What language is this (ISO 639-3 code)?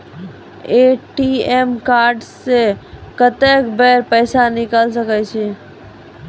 mai